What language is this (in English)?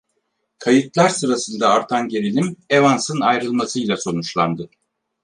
Turkish